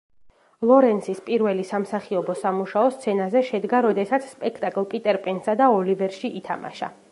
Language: Georgian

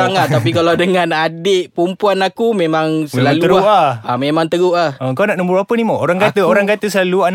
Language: Malay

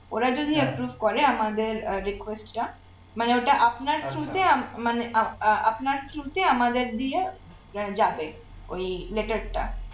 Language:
Bangla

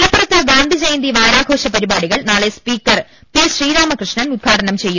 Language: Malayalam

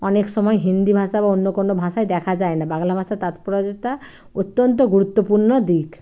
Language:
Bangla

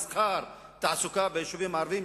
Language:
Hebrew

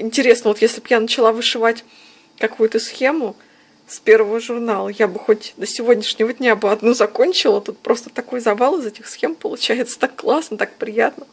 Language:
Russian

